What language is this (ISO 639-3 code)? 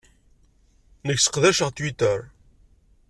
kab